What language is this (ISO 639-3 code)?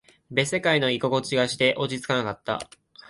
jpn